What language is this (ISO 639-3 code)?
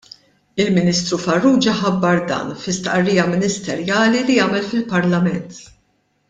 mlt